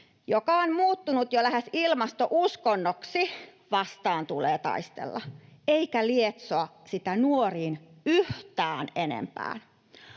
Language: Finnish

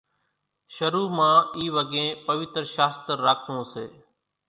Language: Kachi Koli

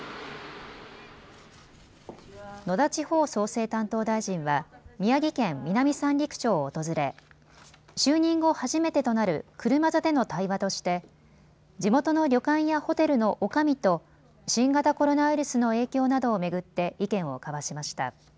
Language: Japanese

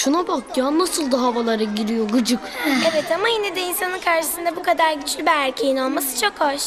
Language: Turkish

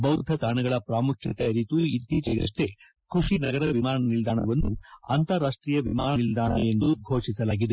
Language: Kannada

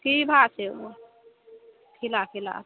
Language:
Maithili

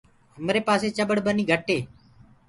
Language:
Gurgula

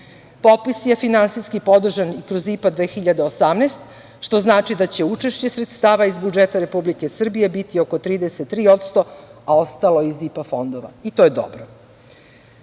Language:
Serbian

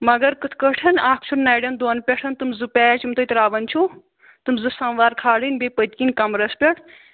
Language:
Kashmiri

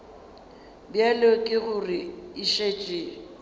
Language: Northern Sotho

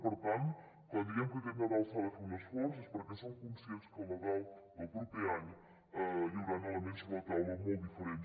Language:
Catalan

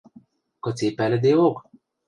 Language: Western Mari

